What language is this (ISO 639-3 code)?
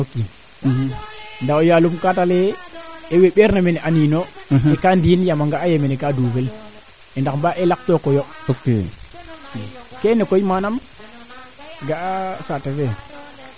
srr